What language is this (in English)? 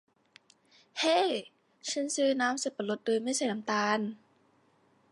Thai